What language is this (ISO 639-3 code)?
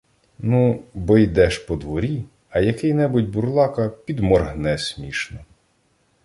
ukr